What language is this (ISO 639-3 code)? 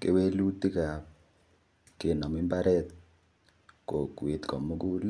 kln